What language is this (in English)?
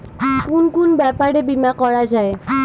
Bangla